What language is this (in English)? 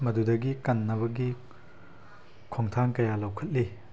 Manipuri